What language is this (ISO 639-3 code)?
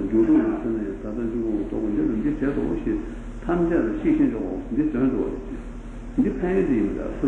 ita